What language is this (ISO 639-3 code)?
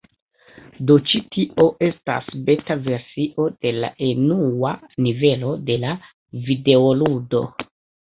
epo